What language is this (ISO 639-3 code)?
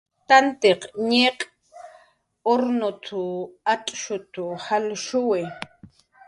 jqr